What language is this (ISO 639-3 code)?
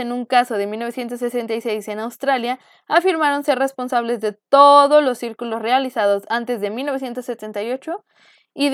spa